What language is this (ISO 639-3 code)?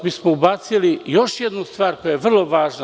srp